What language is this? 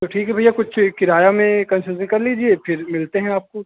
Hindi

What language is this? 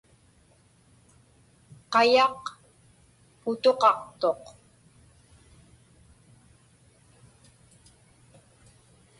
Inupiaq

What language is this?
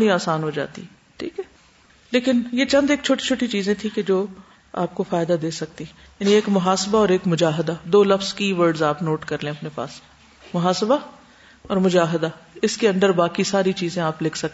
Urdu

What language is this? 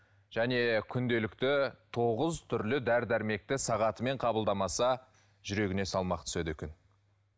Kazakh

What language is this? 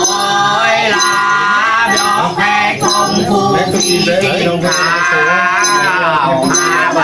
Thai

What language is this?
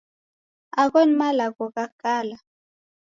Taita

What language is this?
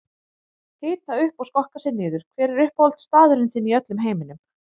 Icelandic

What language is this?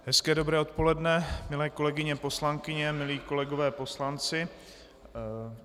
Czech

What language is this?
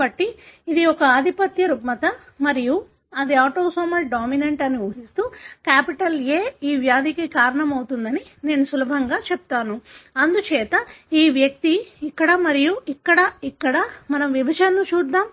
Telugu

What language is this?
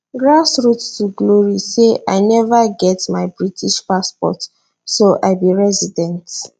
Nigerian Pidgin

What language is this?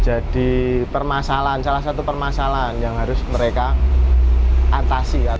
Indonesian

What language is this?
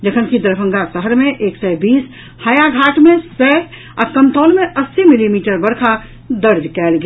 Maithili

